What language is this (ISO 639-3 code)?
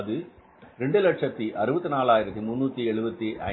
tam